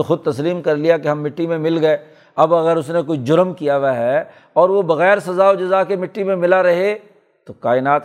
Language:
Urdu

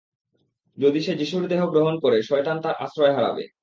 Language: Bangla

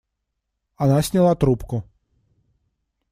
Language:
Russian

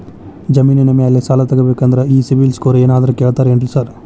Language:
Kannada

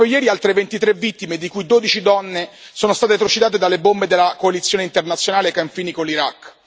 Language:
Italian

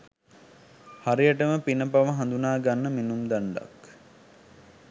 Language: Sinhala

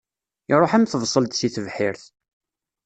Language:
Kabyle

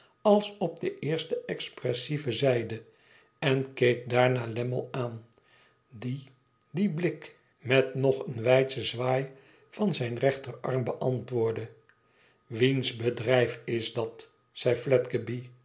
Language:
Dutch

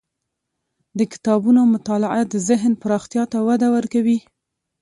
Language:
Pashto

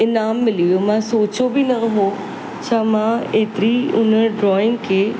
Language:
Sindhi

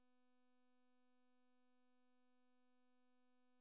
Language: Kannada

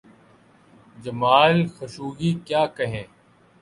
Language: Urdu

